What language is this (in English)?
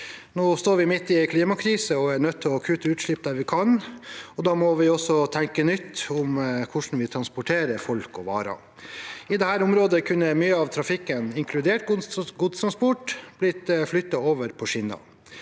Norwegian